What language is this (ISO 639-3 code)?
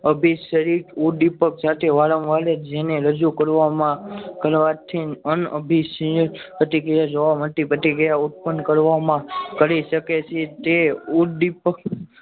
guj